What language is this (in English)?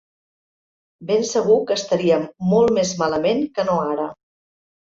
Catalan